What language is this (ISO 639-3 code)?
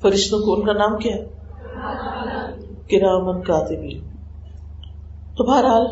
urd